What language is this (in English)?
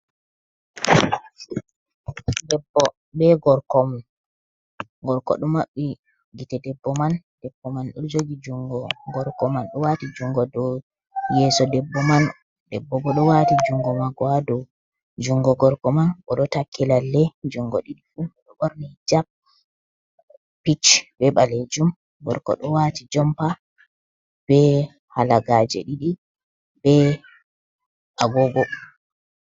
Fula